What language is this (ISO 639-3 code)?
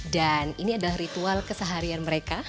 ind